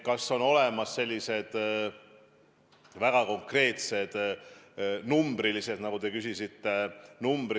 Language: Estonian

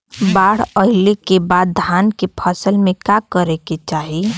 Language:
Bhojpuri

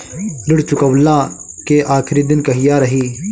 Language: Bhojpuri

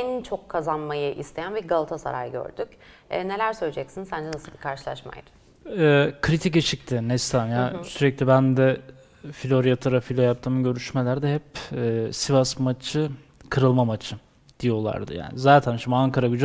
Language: Turkish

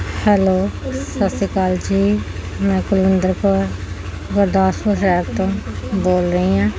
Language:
Punjabi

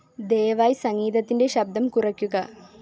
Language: Malayalam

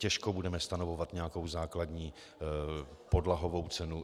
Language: Czech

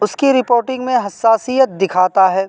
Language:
Urdu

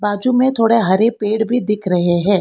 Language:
Hindi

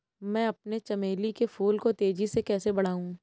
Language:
Hindi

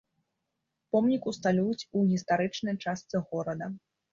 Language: Belarusian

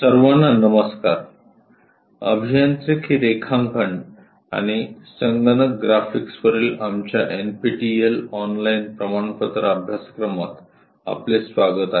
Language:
Marathi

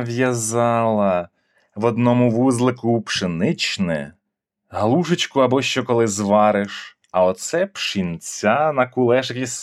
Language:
Ukrainian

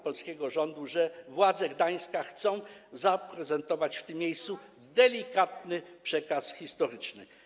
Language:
Polish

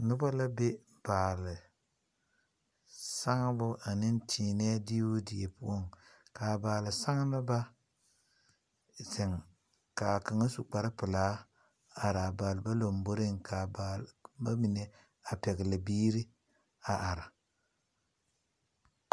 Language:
Southern Dagaare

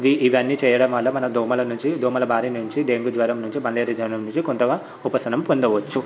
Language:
Telugu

